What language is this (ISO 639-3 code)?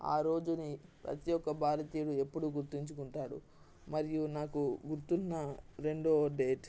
tel